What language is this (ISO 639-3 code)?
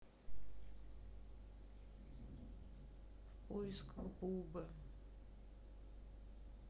rus